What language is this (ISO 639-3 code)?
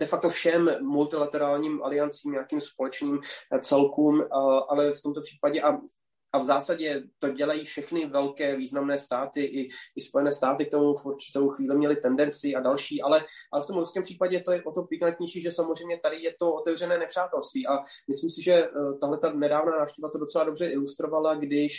ces